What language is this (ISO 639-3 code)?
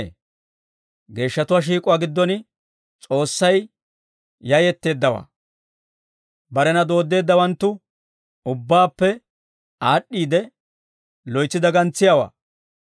dwr